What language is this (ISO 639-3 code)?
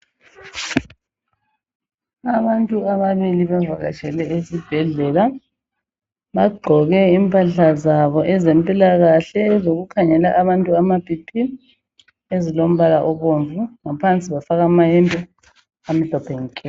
nde